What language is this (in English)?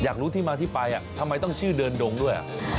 Thai